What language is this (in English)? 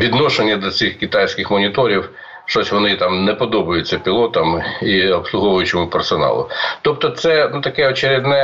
Ukrainian